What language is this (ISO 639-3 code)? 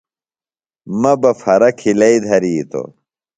phl